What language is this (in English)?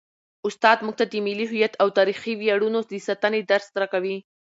Pashto